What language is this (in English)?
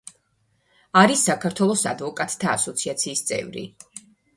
Georgian